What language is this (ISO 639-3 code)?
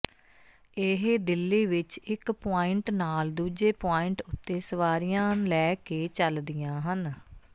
pan